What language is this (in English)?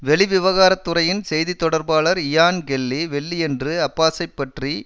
Tamil